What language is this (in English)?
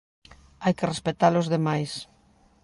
Galician